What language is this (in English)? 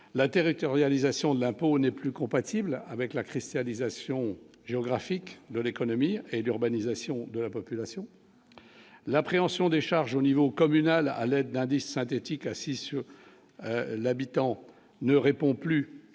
French